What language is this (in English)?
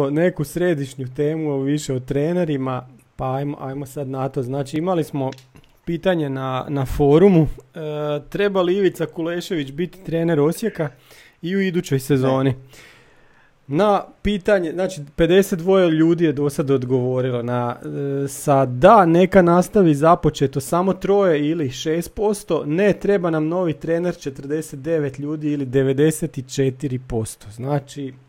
Croatian